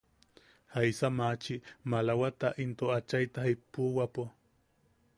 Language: Yaqui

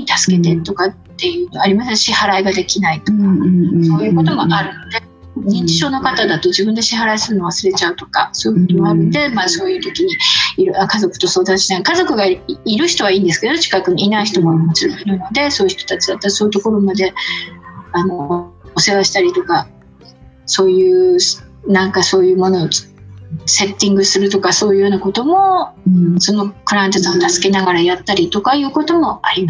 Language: Japanese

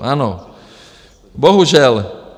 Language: Czech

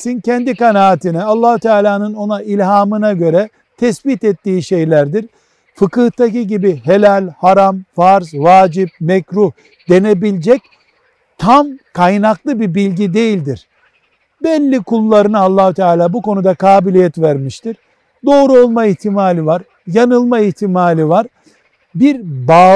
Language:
Turkish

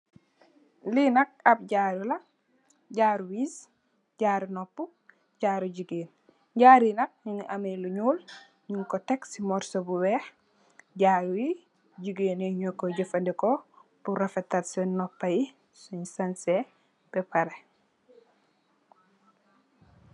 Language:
Wolof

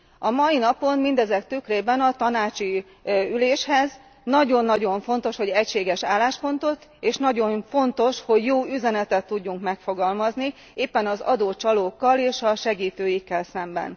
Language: Hungarian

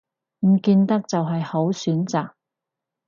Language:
Cantonese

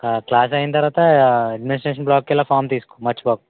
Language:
Telugu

